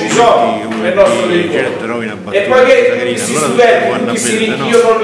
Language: Italian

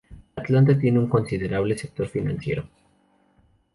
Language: Spanish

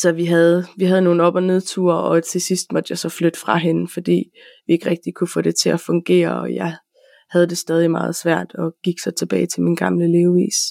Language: Danish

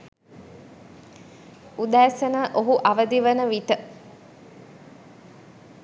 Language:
Sinhala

